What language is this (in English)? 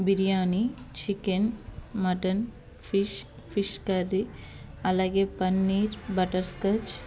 Telugu